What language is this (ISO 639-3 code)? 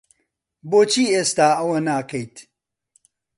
ckb